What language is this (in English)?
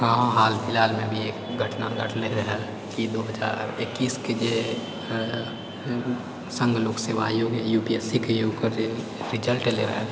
Maithili